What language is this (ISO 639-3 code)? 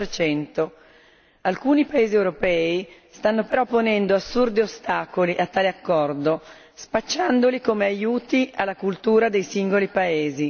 ita